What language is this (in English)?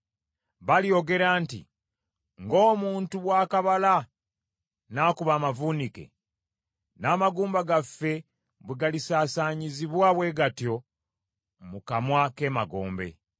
Ganda